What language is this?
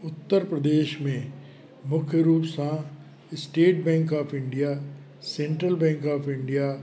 Sindhi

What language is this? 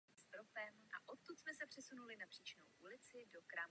Czech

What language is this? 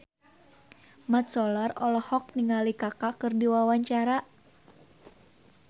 Sundanese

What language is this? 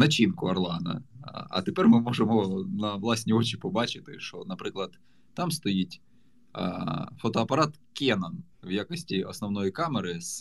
Ukrainian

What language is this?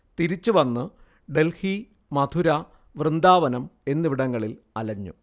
Malayalam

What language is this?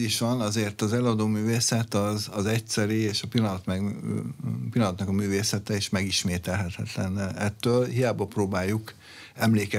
Hungarian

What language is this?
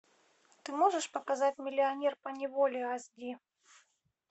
Russian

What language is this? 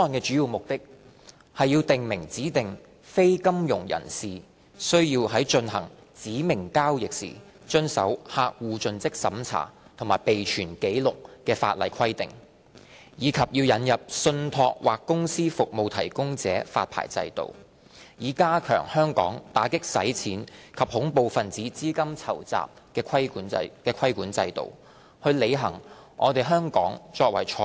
Cantonese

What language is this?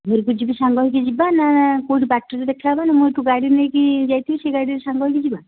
Odia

